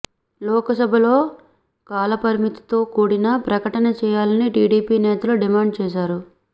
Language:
Telugu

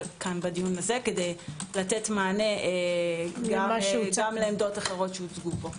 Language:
Hebrew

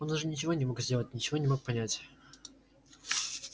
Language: Russian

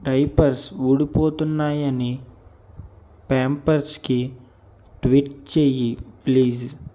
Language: Telugu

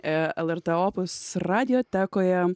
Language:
Lithuanian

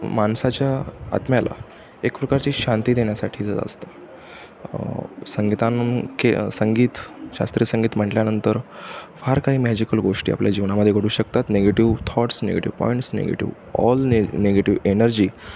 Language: Marathi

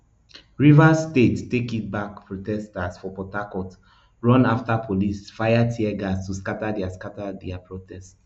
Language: Nigerian Pidgin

